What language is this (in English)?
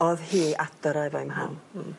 Welsh